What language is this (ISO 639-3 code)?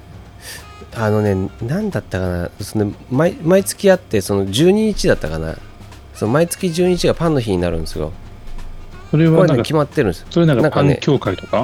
jpn